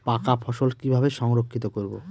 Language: Bangla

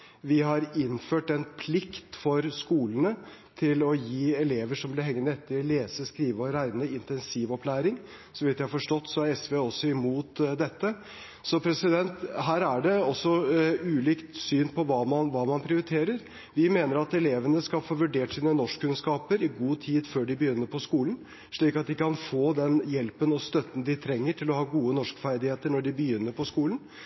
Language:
Norwegian Bokmål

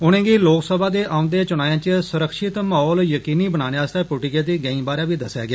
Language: Dogri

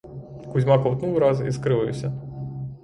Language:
Ukrainian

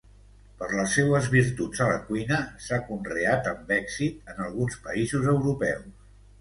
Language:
Catalan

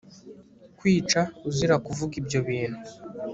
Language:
Kinyarwanda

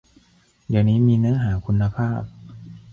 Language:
Thai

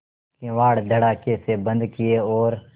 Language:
Hindi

